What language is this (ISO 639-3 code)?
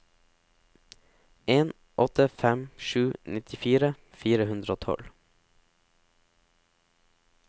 nor